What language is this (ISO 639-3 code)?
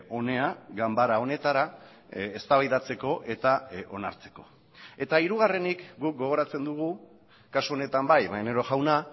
eus